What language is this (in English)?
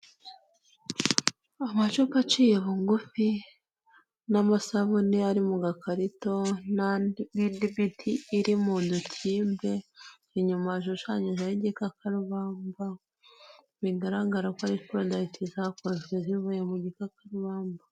Kinyarwanda